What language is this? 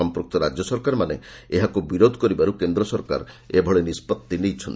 Odia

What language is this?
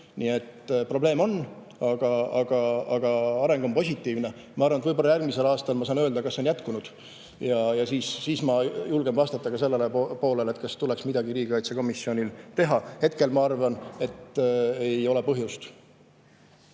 Estonian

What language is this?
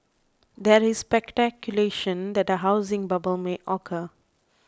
English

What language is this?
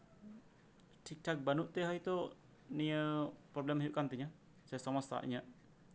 Santali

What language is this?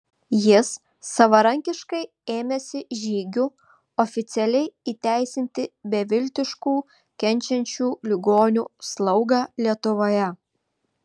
Lithuanian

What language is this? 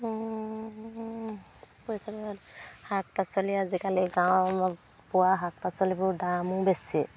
Assamese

